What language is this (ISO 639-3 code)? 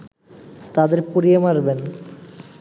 ben